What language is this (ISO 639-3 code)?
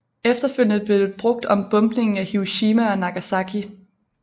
dan